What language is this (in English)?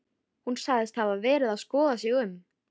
Icelandic